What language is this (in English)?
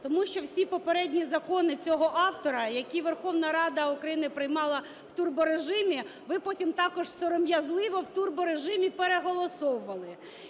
Ukrainian